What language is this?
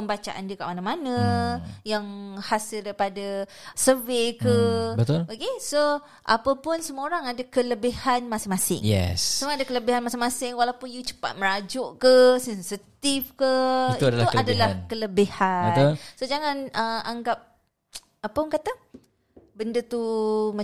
Malay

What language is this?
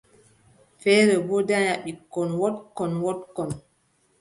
Adamawa Fulfulde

